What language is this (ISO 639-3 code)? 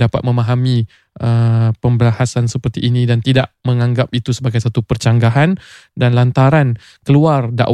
msa